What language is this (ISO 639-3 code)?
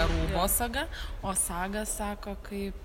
lit